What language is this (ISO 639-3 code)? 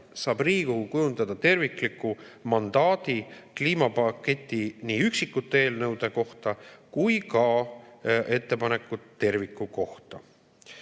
est